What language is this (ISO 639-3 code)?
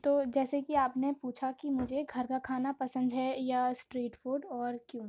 urd